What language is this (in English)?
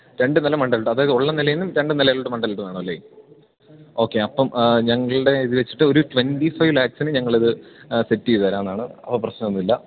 Malayalam